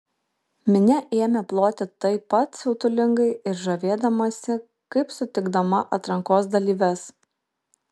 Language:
Lithuanian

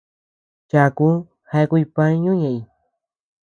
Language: Tepeuxila Cuicatec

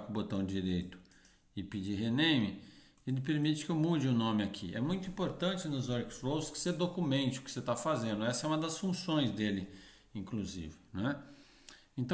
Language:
Portuguese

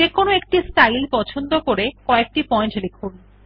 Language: Bangla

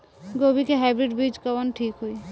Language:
Bhojpuri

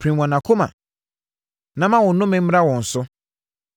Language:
Akan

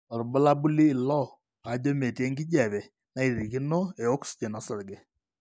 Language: Masai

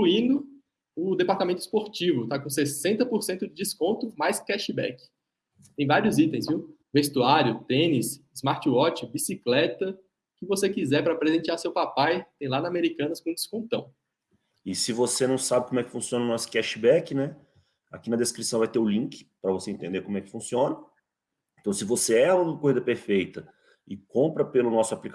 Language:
Portuguese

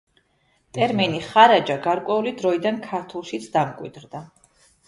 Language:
Georgian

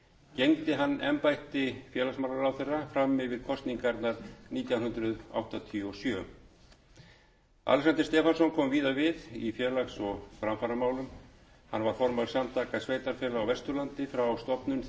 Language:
Icelandic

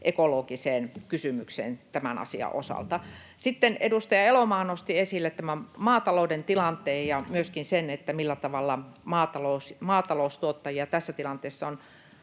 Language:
Finnish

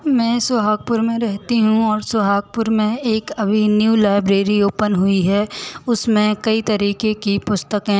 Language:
Hindi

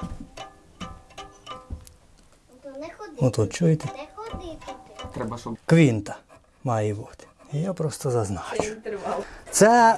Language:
Ukrainian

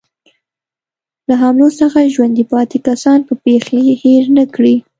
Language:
Pashto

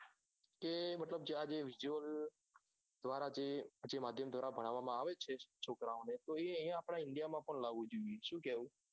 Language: Gujarati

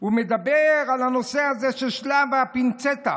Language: Hebrew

